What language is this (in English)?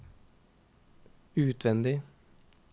Norwegian